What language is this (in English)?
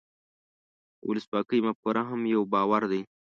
Pashto